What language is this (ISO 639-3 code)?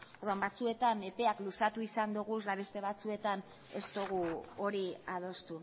eus